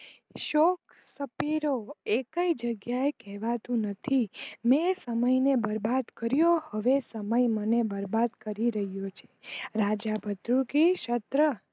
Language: Gujarati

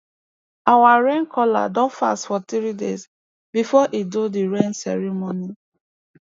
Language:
Nigerian Pidgin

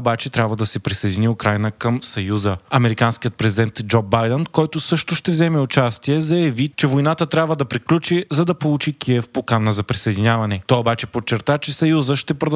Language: Bulgarian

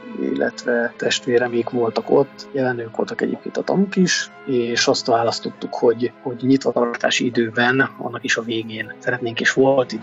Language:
Hungarian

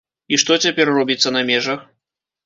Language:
Belarusian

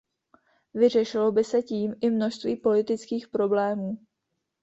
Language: Czech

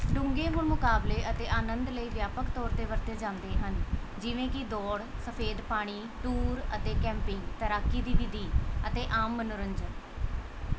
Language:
Punjabi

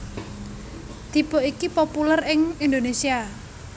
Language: Javanese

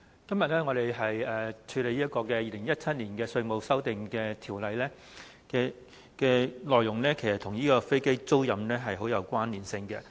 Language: Cantonese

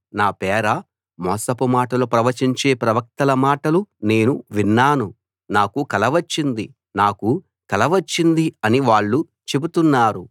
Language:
Telugu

